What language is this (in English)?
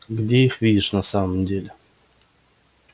Russian